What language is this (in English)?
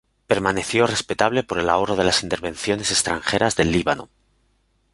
Spanish